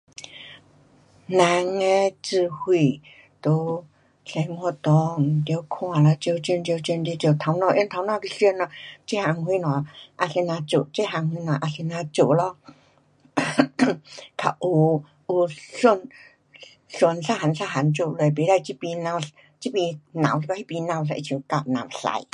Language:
Pu-Xian Chinese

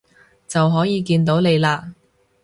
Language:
Cantonese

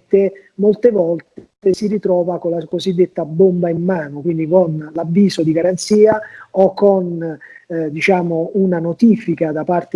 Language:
Italian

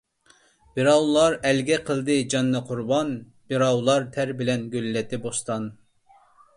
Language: Uyghur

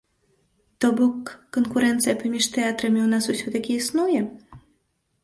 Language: Belarusian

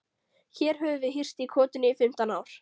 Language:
Icelandic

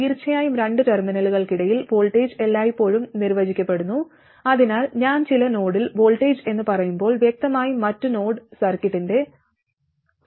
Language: Malayalam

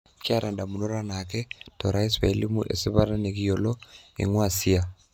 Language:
Masai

